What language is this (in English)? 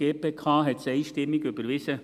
Swiss German